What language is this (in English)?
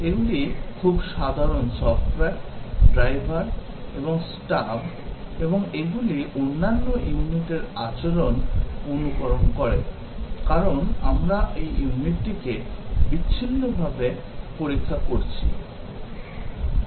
Bangla